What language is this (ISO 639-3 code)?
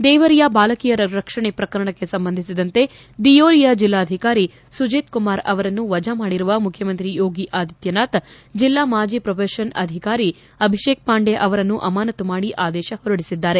kan